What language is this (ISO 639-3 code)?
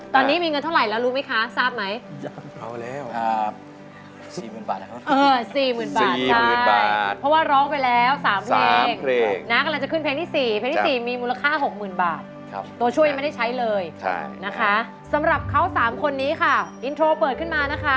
tha